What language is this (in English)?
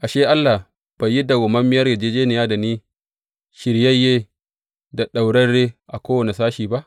Hausa